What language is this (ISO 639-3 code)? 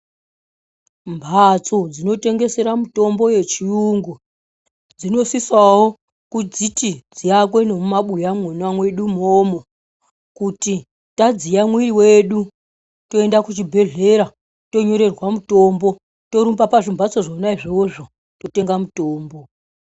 ndc